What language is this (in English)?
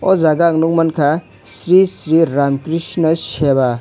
Kok Borok